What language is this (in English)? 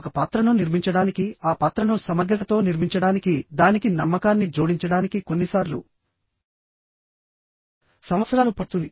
Telugu